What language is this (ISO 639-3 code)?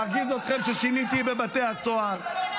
heb